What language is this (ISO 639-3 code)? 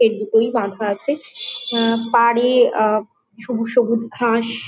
ben